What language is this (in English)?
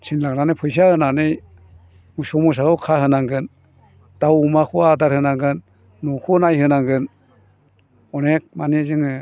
Bodo